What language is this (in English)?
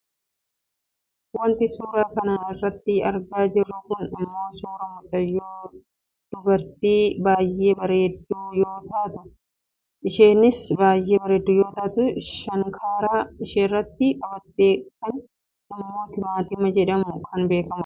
Oromo